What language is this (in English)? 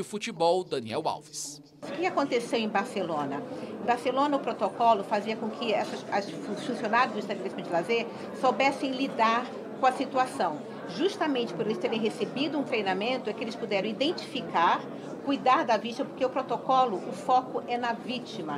Portuguese